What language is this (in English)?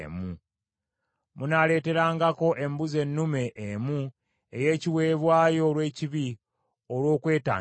Ganda